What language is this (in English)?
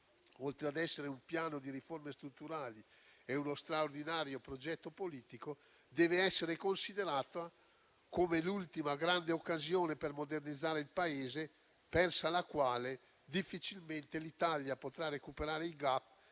Italian